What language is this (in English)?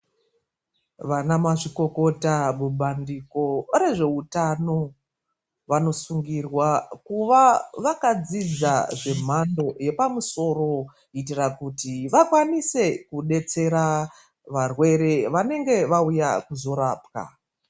Ndau